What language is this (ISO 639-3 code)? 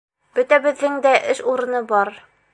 bak